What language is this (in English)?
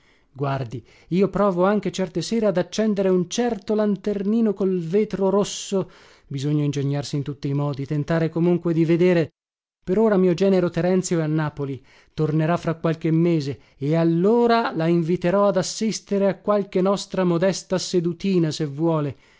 Italian